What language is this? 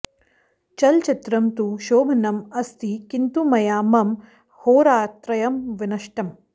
Sanskrit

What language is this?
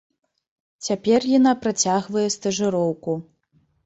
Belarusian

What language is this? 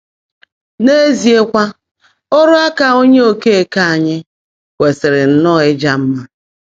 Igbo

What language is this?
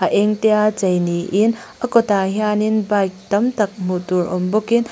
Mizo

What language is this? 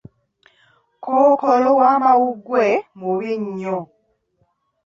Ganda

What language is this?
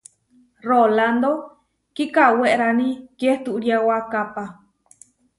Huarijio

